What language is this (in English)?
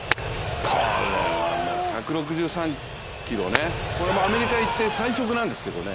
Japanese